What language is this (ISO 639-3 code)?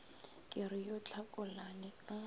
nso